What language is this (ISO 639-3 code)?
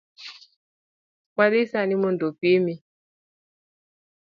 luo